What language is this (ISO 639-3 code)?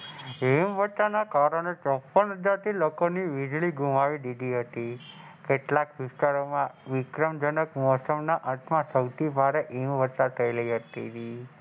guj